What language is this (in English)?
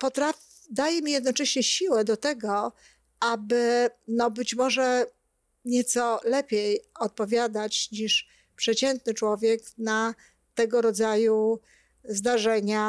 Polish